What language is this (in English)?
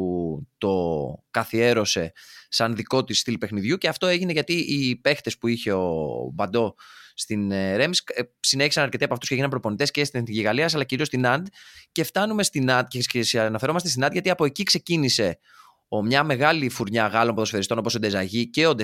Greek